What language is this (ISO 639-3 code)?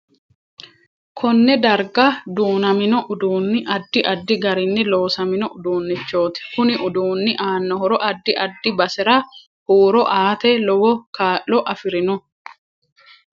sid